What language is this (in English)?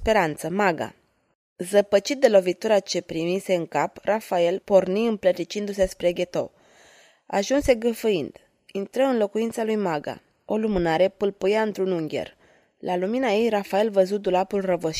Romanian